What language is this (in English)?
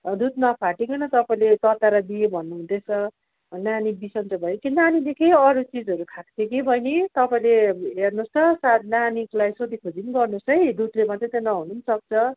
Nepali